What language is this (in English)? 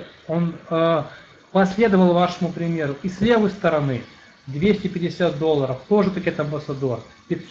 Russian